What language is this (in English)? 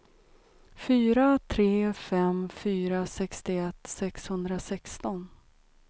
Swedish